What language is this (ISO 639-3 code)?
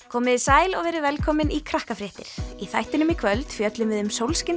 isl